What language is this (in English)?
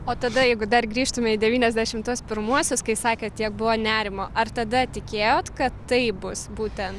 Lithuanian